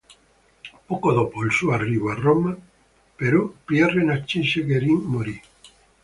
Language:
Italian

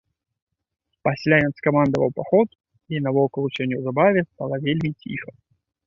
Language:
Belarusian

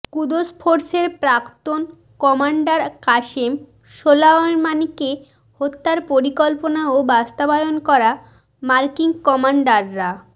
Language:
Bangla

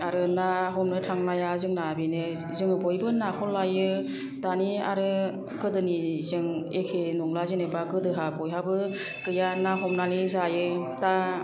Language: Bodo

